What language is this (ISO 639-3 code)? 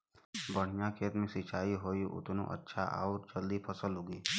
bho